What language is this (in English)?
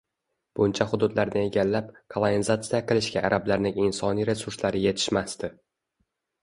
Uzbek